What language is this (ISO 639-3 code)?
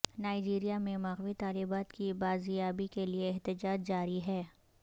urd